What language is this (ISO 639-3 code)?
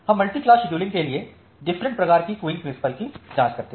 hin